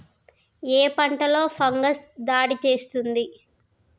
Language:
Telugu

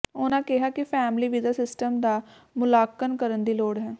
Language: Punjabi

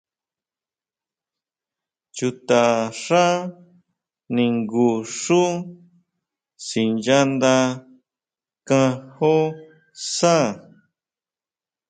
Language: Huautla Mazatec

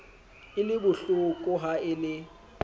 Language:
Southern Sotho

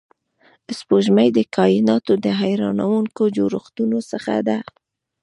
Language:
Pashto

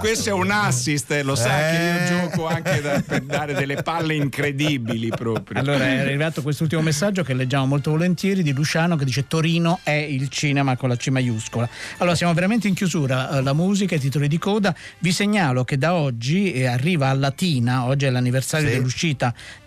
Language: Italian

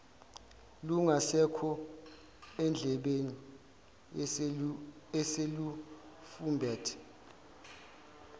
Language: Zulu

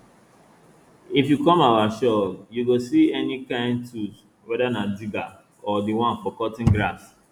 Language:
Nigerian Pidgin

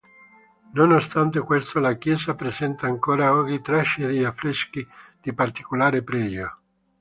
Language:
Italian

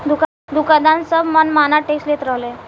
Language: Bhojpuri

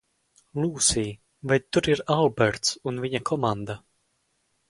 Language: Latvian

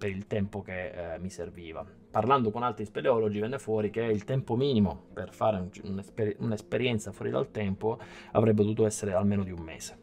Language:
Italian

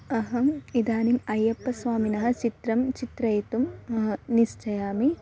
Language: Sanskrit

